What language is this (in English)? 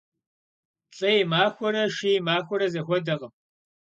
Kabardian